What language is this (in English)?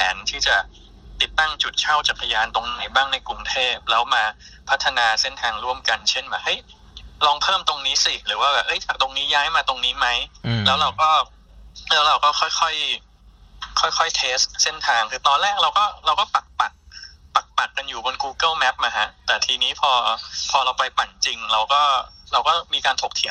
Thai